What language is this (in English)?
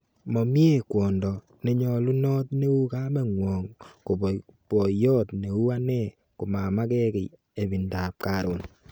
Kalenjin